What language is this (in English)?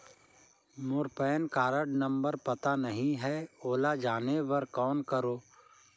Chhattisgarhi